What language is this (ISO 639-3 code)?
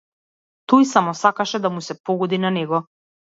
mkd